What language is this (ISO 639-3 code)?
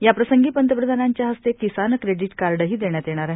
mar